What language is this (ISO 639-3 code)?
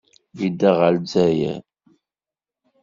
kab